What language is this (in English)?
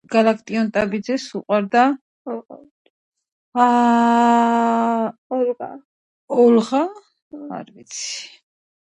Georgian